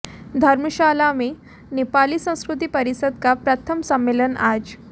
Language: Hindi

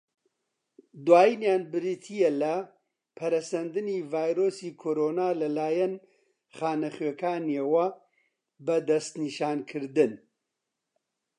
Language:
Central Kurdish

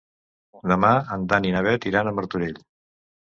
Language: Catalan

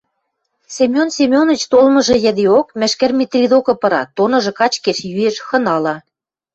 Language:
Western Mari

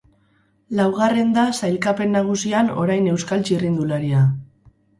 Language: Basque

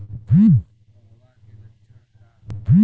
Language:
Bhojpuri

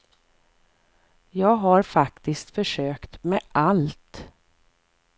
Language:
Swedish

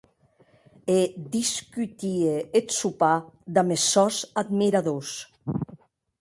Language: Occitan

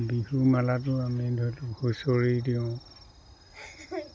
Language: Assamese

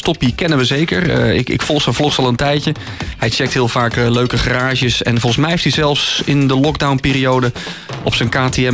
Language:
Dutch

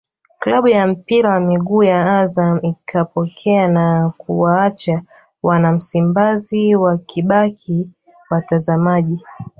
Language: Swahili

